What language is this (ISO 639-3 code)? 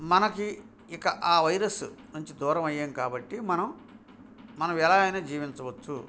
tel